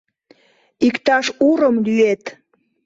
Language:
Mari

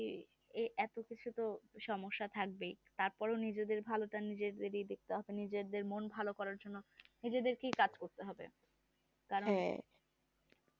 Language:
Bangla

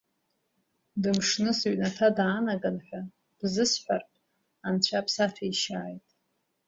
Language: Abkhazian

